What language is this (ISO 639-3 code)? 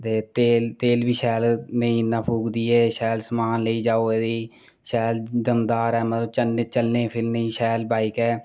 doi